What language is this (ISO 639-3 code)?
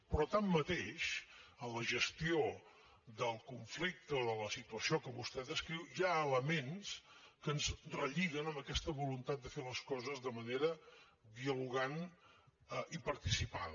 cat